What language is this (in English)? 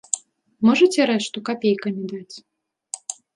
Belarusian